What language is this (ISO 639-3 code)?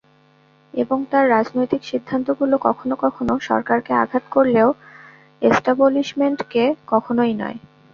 ben